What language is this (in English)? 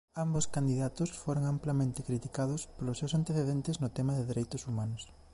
Galician